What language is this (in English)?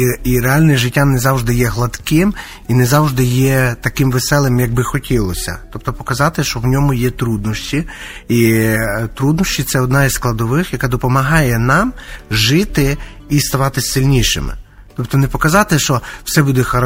Ukrainian